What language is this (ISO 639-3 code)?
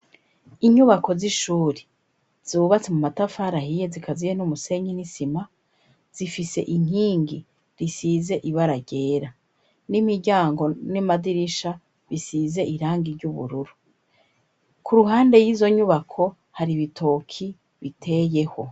run